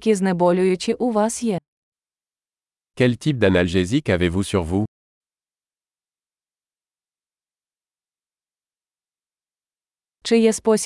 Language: Ukrainian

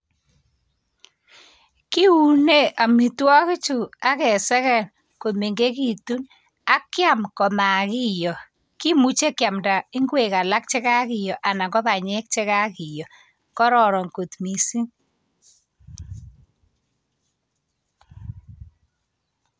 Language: Kalenjin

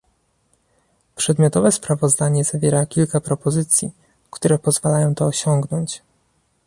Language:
Polish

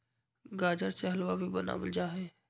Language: Magahi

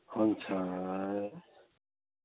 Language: Nepali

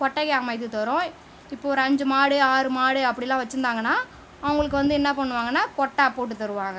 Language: Tamil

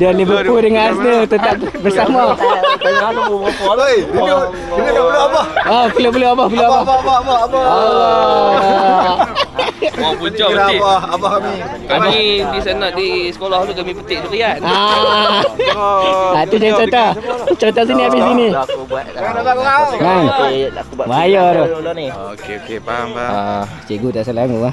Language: Malay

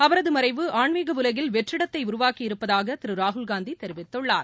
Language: Tamil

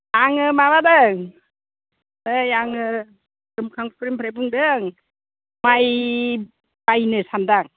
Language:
Bodo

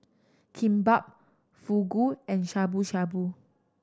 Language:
English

